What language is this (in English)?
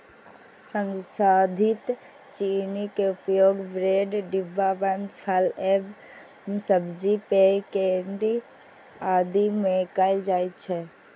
Maithili